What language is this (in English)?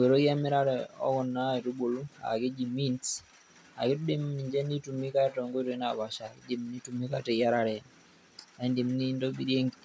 Masai